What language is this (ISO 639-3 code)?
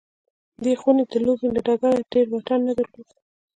pus